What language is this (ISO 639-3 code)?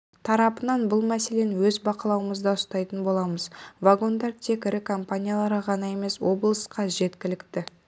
kaz